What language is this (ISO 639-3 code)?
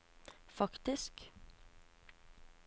nor